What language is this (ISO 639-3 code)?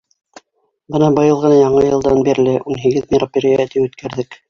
bak